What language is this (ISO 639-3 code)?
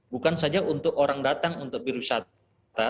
ind